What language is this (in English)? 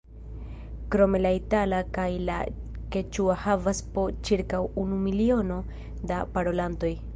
Esperanto